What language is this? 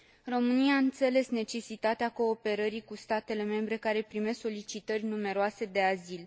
Romanian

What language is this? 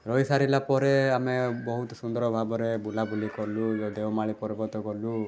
Odia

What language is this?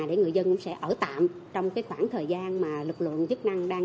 Vietnamese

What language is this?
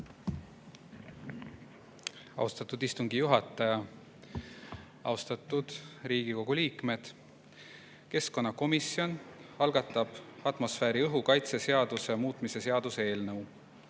Estonian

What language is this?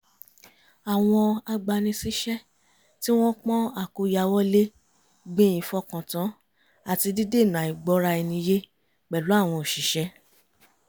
Yoruba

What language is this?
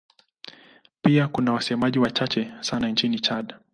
Swahili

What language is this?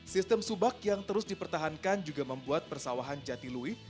Indonesian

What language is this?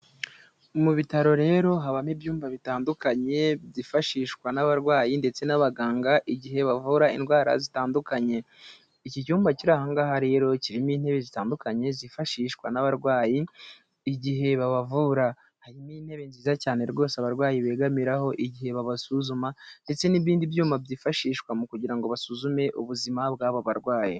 Kinyarwanda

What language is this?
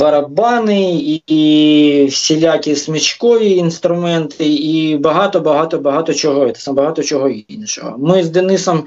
Ukrainian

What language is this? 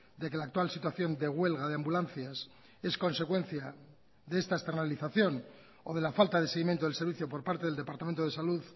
Spanish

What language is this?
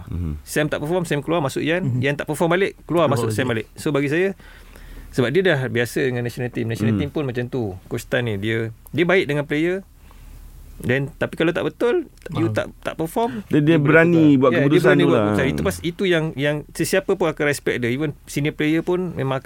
Malay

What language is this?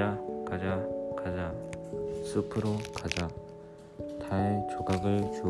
Korean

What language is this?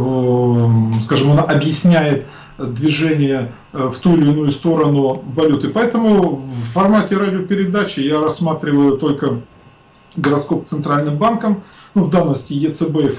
Russian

